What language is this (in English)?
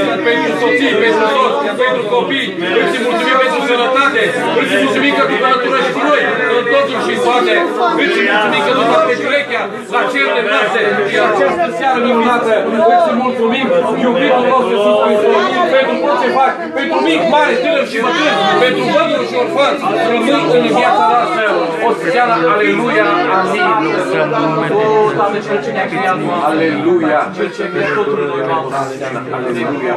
Romanian